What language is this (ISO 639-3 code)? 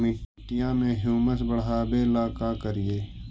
mag